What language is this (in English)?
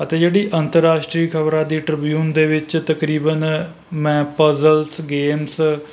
Punjabi